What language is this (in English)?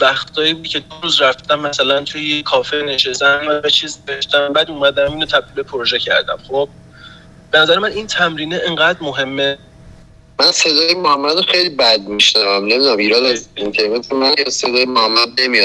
Persian